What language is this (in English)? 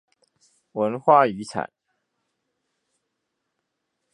Chinese